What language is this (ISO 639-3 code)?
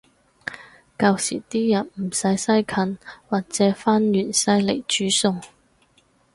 yue